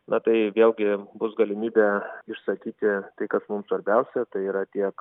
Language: Lithuanian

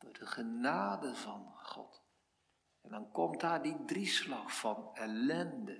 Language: Dutch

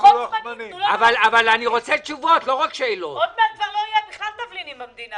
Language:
Hebrew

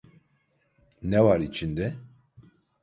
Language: Turkish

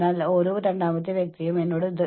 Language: Malayalam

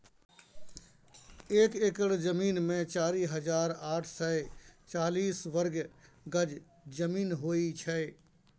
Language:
Maithili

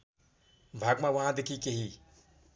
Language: Nepali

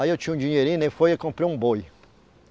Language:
Portuguese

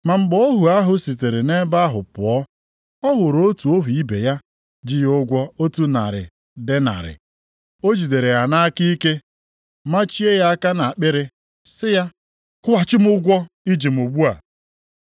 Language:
Igbo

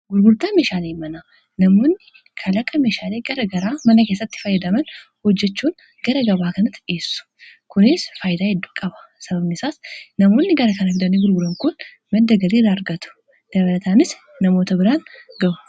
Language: Oromo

